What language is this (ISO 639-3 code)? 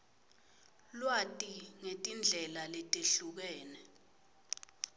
ssw